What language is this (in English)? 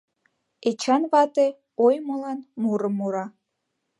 Mari